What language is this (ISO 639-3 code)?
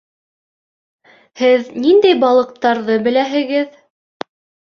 bak